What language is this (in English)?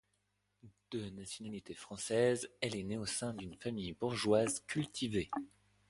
French